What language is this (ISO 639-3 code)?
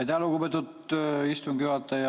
est